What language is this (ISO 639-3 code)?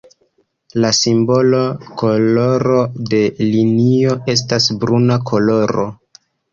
epo